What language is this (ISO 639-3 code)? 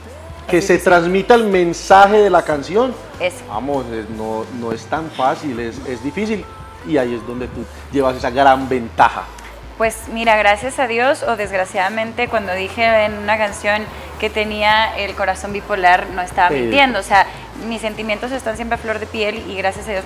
spa